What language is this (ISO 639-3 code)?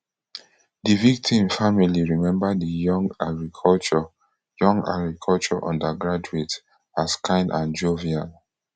pcm